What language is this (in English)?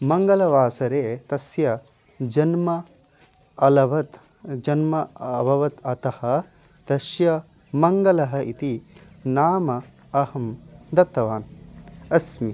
Sanskrit